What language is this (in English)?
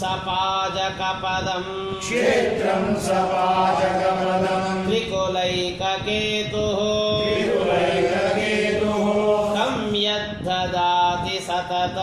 Kannada